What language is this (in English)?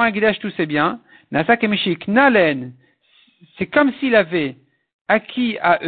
French